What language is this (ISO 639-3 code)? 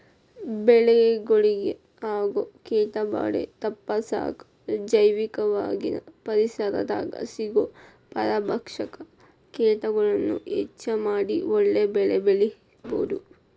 kan